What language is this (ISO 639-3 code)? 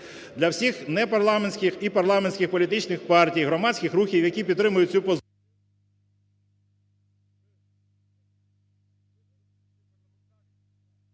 ukr